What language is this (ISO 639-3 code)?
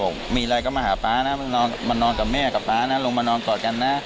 tha